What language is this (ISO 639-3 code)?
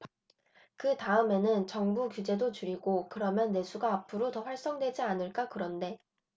kor